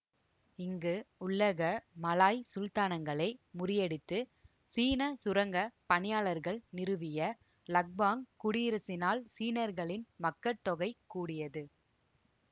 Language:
Tamil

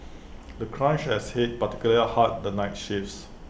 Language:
English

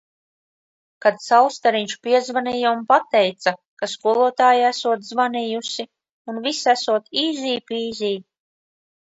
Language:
Latvian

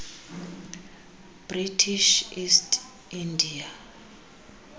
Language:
Xhosa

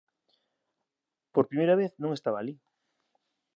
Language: Galician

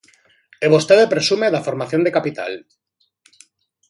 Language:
Galician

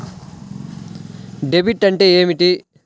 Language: Telugu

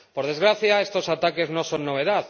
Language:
Spanish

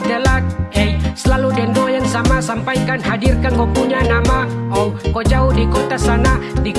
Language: Indonesian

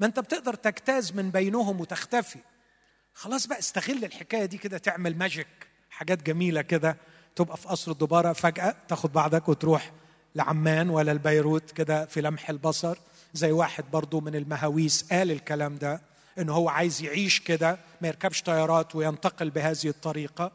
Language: Arabic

